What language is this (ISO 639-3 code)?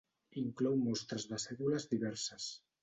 cat